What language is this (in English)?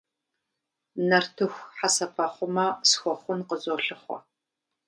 Kabardian